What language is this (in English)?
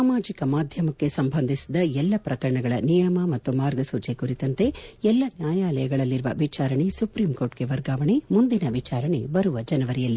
Kannada